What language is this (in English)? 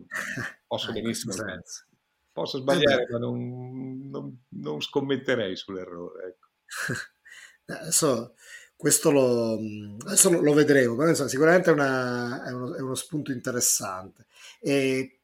Italian